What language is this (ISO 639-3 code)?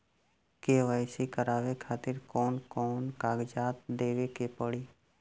bho